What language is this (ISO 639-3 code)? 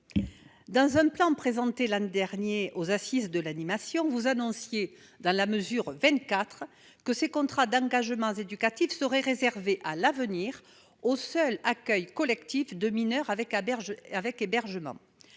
fra